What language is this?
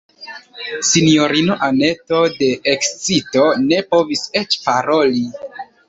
Esperanto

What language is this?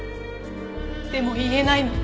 Japanese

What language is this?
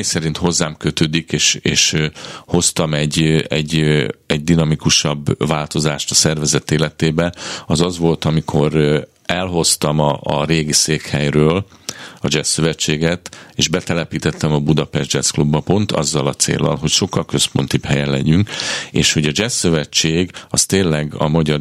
Hungarian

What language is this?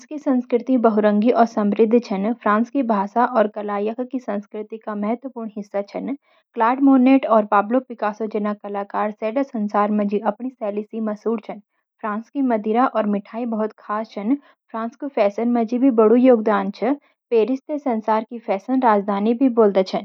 Garhwali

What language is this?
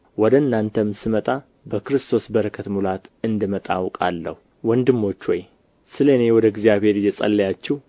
Amharic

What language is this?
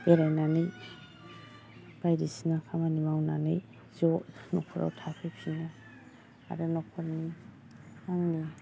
Bodo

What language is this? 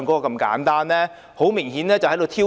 Cantonese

